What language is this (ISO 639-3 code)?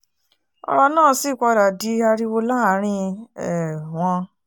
yor